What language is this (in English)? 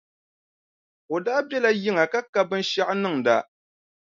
Dagbani